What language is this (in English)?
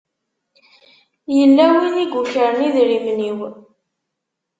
Kabyle